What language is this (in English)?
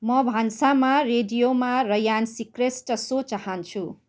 Nepali